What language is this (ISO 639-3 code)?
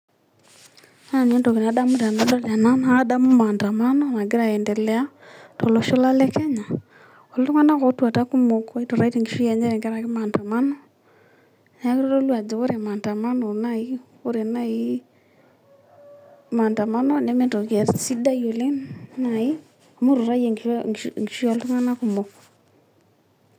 mas